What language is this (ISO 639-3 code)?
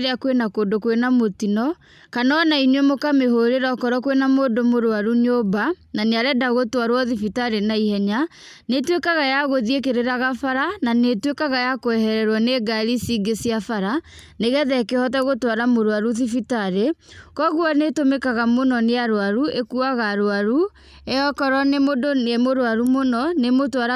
kik